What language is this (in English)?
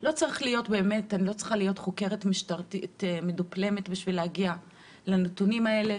Hebrew